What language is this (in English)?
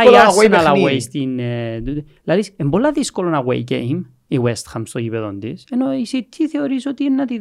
Greek